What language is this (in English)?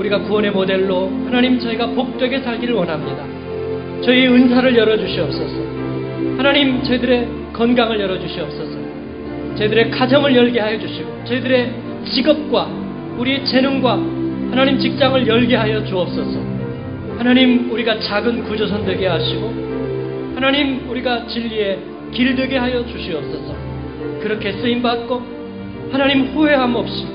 Korean